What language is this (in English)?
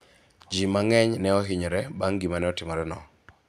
Luo (Kenya and Tanzania)